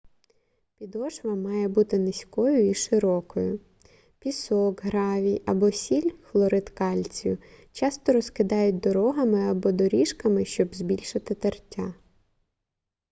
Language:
Ukrainian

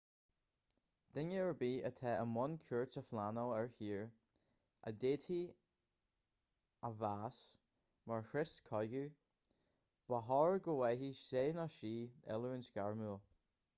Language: Irish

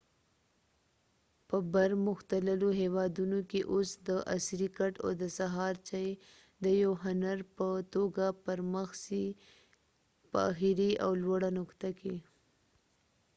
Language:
Pashto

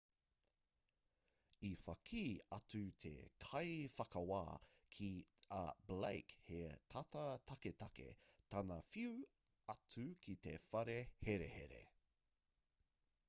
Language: Māori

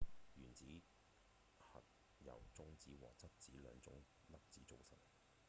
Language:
Cantonese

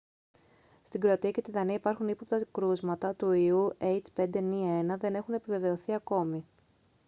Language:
Greek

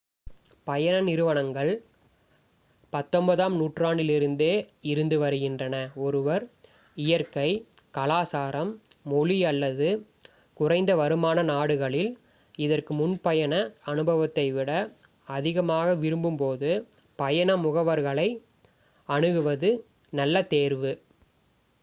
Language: Tamil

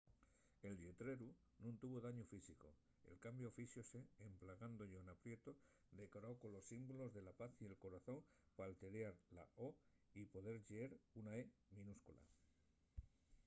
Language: Asturian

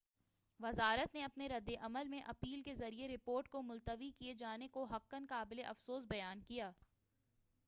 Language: Urdu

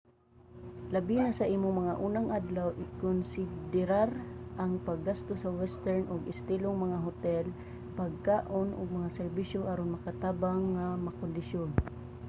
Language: Cebuano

